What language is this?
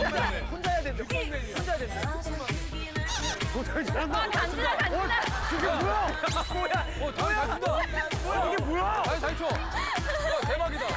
Korean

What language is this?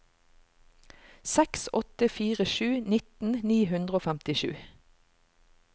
Norwegian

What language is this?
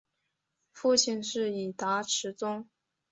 Chinese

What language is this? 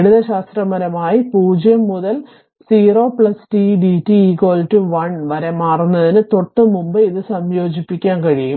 Malayalam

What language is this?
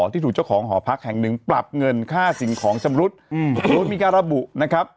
Thai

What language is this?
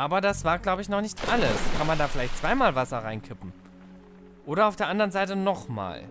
German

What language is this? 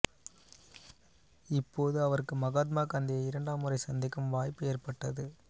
Tamil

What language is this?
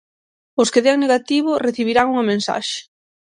Galician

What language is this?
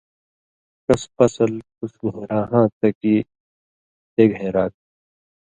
Indus Kohistani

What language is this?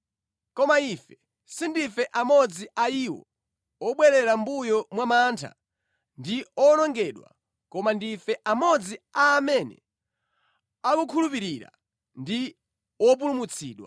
Nyanja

